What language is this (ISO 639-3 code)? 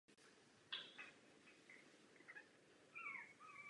ces